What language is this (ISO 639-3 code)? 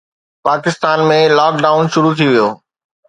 snd